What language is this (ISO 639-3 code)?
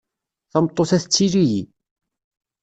kab